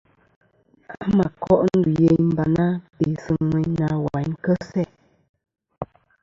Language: Kom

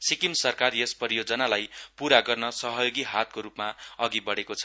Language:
Nepali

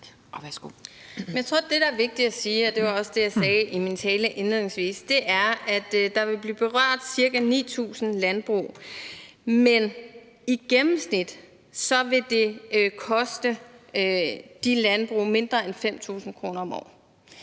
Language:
Danish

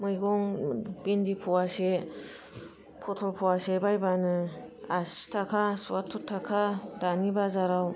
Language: Bodo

